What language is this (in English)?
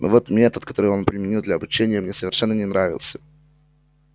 Russian